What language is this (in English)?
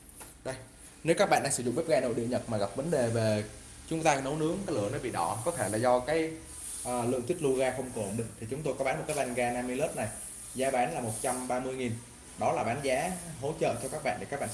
Vietnamese